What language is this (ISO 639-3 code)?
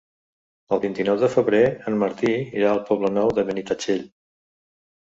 cat